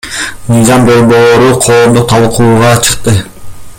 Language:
Kyrgyz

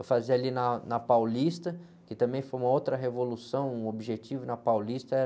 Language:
Portuguese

